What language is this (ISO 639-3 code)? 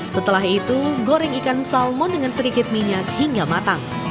ind